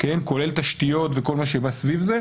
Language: Hebrew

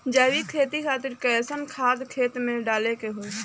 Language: Bhojpuri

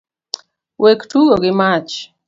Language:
Luo (Kenya and Tanzania)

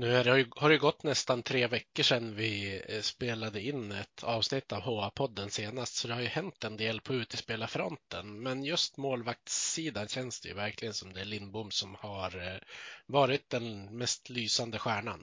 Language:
Swedish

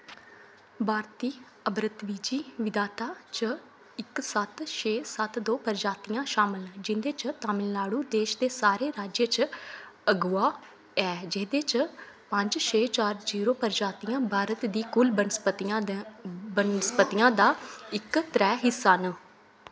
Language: Dogri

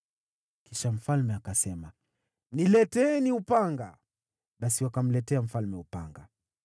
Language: Swahili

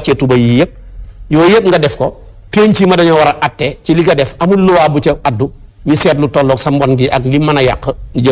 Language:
Indonesian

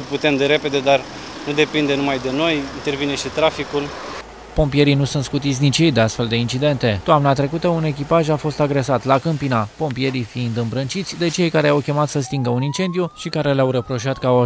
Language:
Romanian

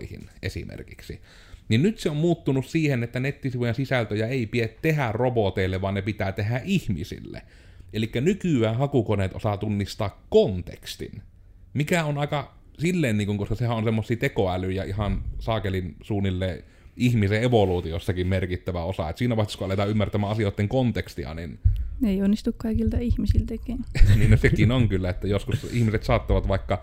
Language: Finnish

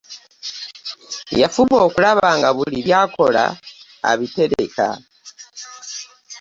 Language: Ganda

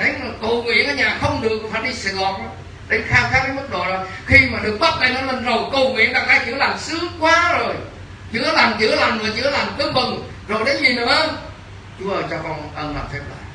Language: Vietnamese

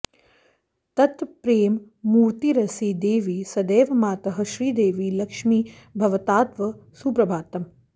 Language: Sanskrit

